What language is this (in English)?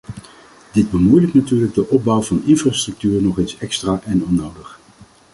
Dutch